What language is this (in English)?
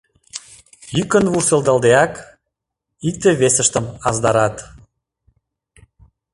Mari